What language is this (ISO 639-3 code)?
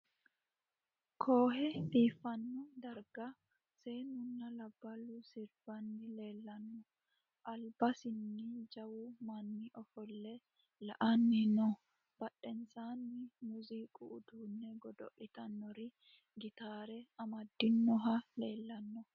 sid